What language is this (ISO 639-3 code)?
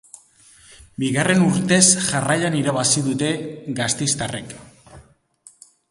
eus